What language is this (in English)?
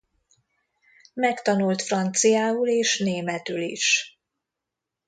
Hungarian